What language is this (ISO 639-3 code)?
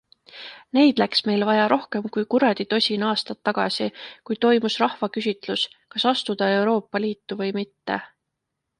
est